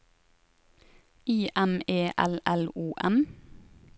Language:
Norwegian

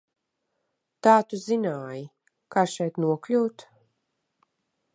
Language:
Latvian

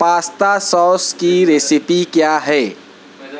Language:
Urdu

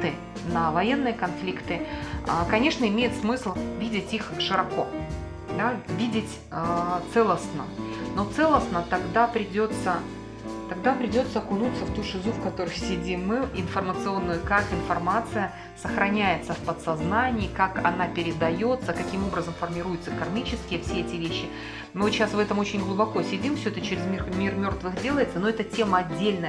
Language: Russian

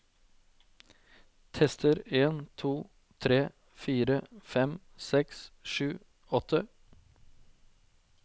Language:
Norwegian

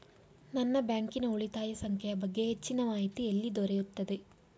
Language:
Kannada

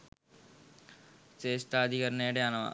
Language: Sinhala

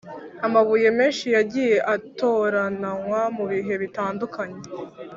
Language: Kinyarwanda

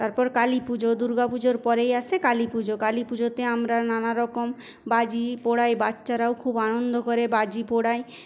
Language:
Bangla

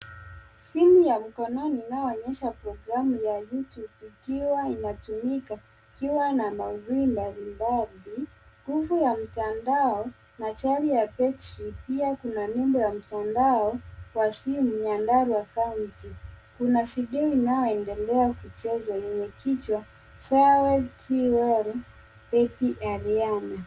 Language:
Swahili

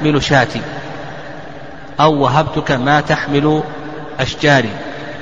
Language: Arabic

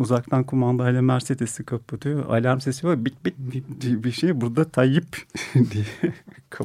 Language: Turkish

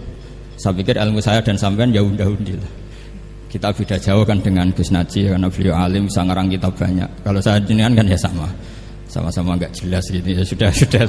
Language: Indonesian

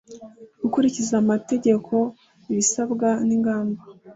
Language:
Kinyarwanda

